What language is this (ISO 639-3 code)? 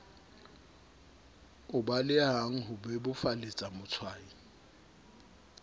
sot